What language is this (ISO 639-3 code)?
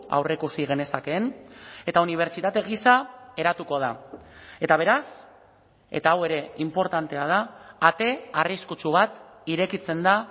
eus